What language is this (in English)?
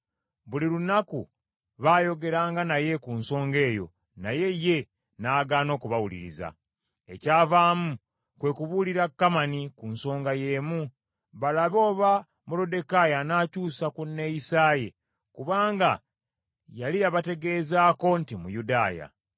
Ganda